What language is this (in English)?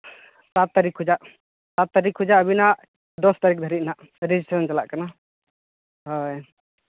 Santali